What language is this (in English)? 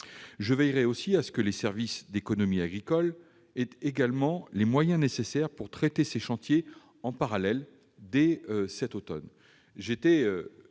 French